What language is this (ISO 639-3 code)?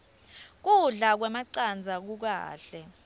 ssw